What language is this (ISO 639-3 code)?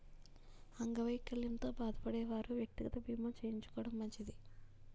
tel